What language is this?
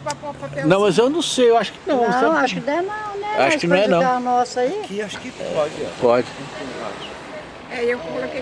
Portuguese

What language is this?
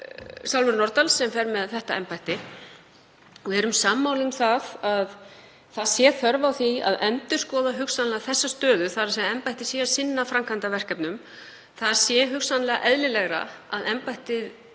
Icelandic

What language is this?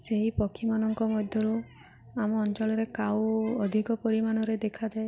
Odia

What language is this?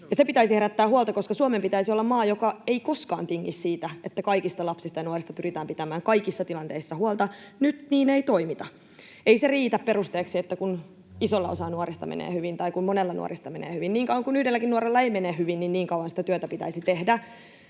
Finnish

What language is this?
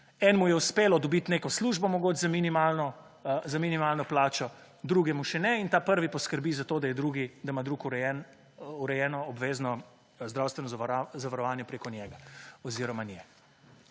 Slovenian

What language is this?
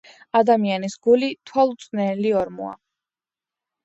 Georgian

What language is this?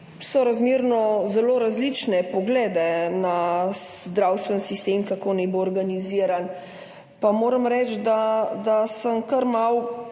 Slovenian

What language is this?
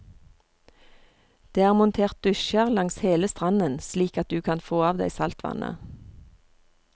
Norwegian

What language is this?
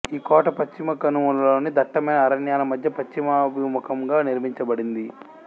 Telugu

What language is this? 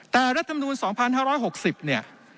Thai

